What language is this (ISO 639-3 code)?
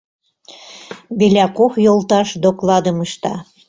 chm